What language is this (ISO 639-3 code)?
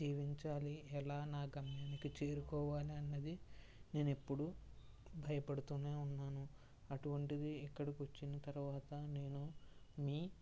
tel